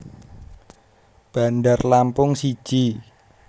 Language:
Javanese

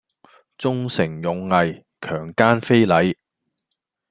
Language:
Cantonese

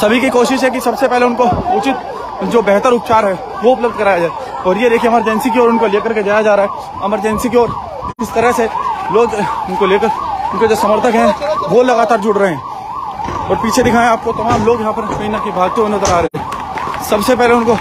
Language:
Hindi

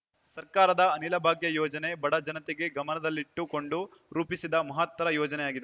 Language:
Kannada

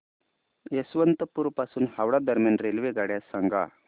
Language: Marathi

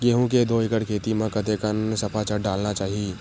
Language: Chhattisgarhi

